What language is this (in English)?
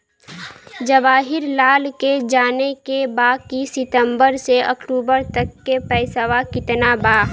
Bhojpuri